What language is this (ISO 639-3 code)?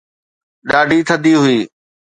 snd